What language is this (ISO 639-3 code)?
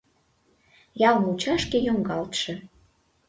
chm